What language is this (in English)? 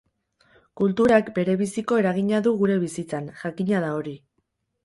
Basque